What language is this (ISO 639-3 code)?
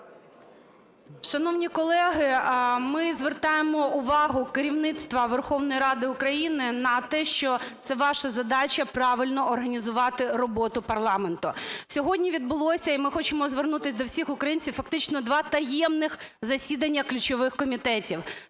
ukr